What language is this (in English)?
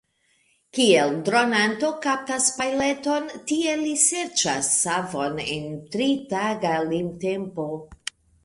Esperanto